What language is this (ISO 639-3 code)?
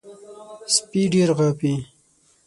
pus